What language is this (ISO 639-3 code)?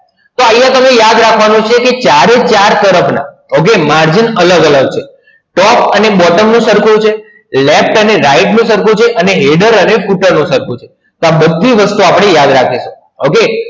guj